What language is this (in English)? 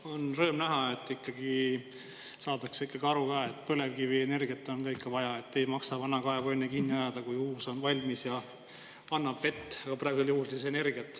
Estonian